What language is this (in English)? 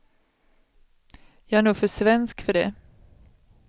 Swedish